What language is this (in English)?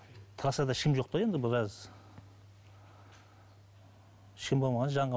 Kazakh